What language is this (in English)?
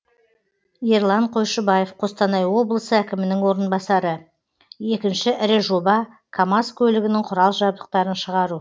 Kazakh